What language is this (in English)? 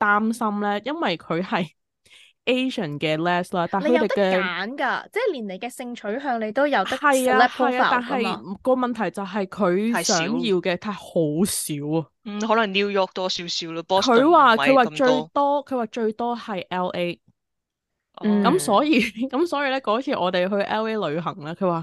Chinese